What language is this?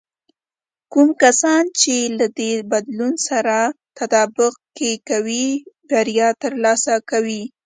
Pashto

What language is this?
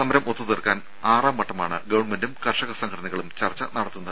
Malayalam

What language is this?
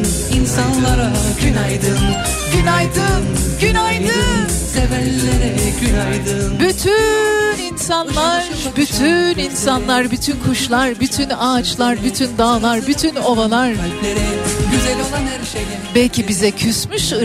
Turkish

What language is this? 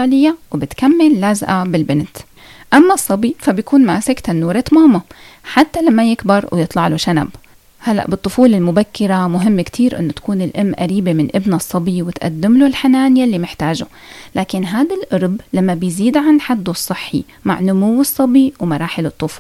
Arabic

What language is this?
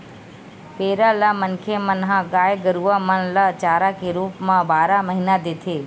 Chhattisgarhi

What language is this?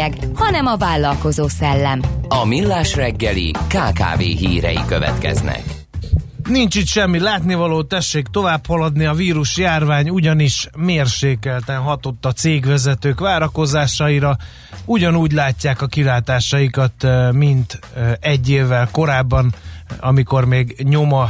Hungarian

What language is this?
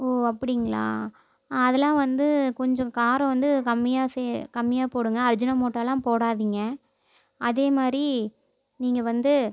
Tamil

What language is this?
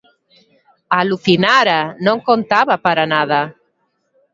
Galician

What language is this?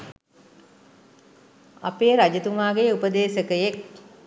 Sinhala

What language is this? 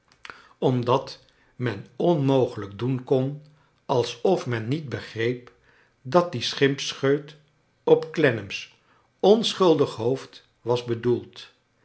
Dutch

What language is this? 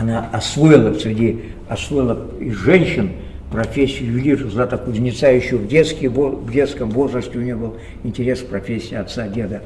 Russian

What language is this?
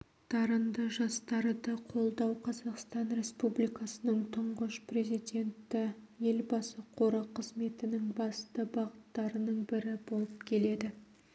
Kazakh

